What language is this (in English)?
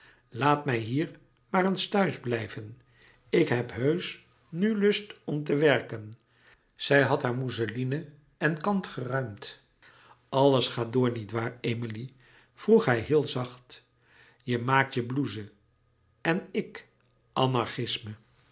Dutch